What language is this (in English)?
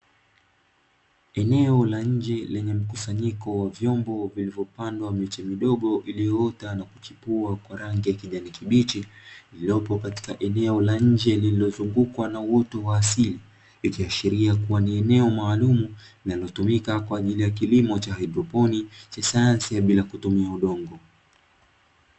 Swahili